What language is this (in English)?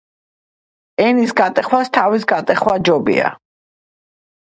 Georgian